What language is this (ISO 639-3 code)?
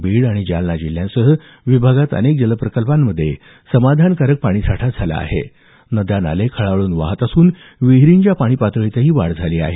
mar